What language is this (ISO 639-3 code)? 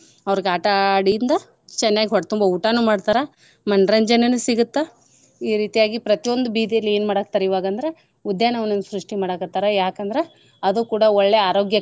kan